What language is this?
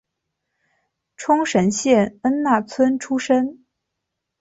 Chinese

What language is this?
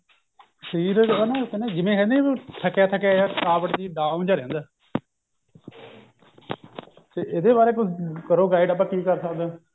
Punjabi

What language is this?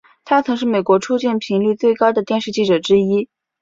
Chinese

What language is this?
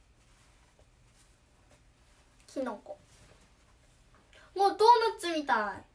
Japanese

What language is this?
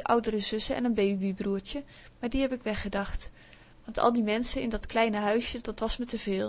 Dutch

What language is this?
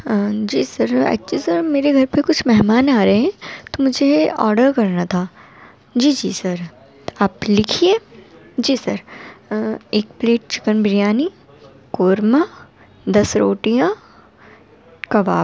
Urdu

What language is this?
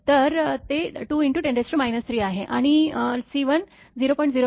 Marathi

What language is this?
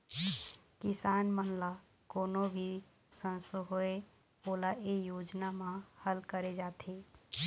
Chhattisgarhi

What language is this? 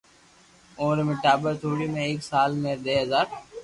Loarki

